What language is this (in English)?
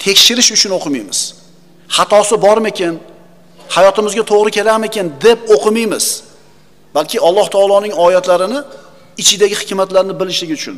Turkish